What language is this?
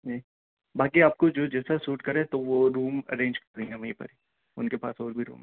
Urdu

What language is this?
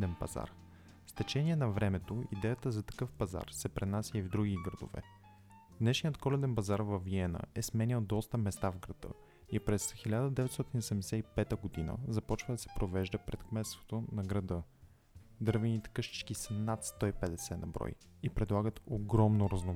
Bulgarian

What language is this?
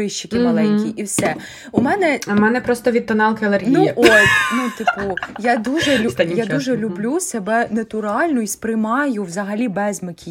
Ukrainian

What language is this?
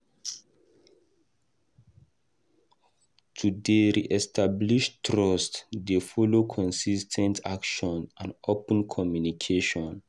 Nigerian Pidgin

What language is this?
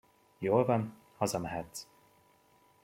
Hungarian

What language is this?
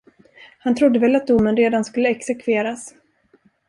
Swedish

